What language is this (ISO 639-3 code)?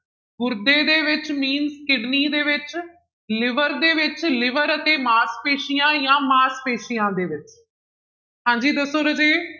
pan